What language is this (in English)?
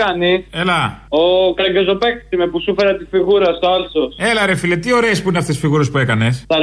Greek